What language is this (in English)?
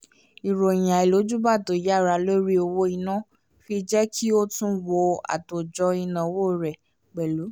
Yoruba